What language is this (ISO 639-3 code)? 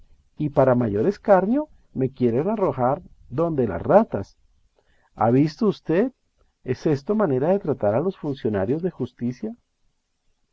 spa